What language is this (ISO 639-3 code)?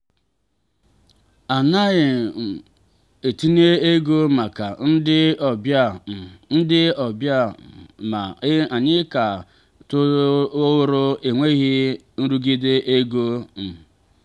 ibo